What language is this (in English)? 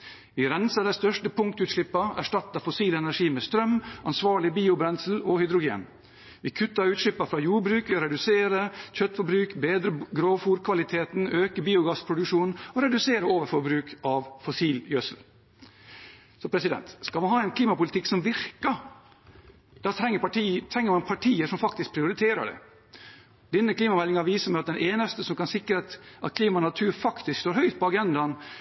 Norwegian Bokmål